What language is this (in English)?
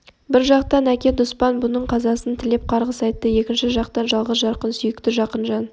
Kazakh